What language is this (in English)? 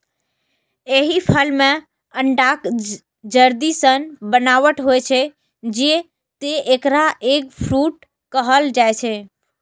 Maithili